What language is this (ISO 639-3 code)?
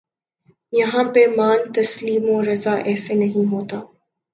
urd